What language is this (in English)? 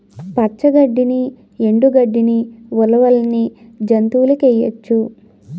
Telugu